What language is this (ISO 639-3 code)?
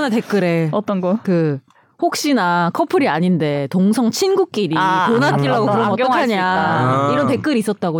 kor